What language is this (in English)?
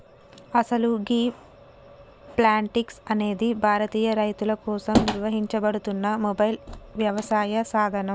Telugu